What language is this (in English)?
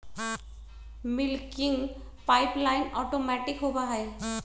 Magahi